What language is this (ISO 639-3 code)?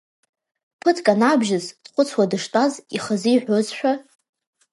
abk